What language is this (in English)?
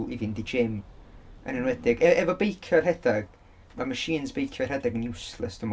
Welsh